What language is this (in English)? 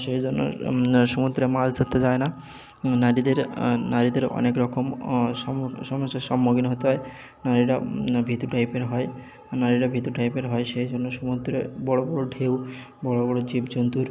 Bangla